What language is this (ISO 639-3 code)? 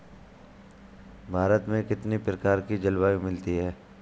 hin